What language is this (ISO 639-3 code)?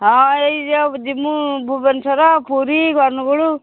ori